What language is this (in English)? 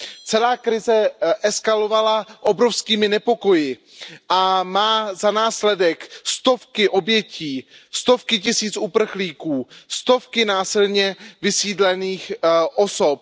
Czech